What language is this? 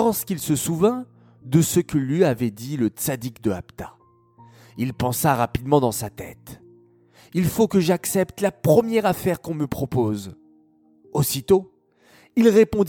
French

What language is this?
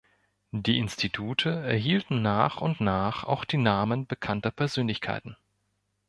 German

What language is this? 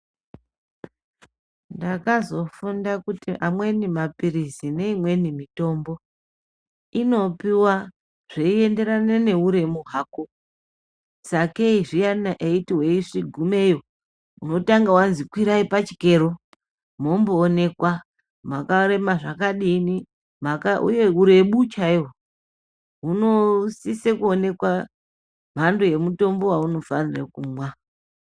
Ndau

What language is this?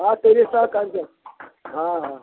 Odia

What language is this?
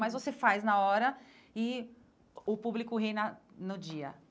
Portuguese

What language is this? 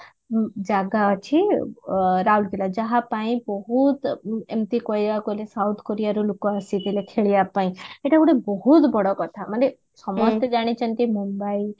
Odia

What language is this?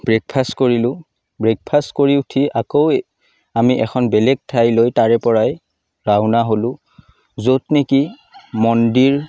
Assamese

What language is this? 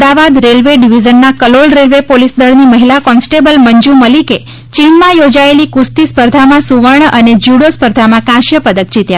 Gujarati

